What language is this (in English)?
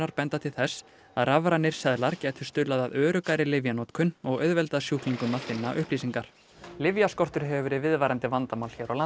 Icelandic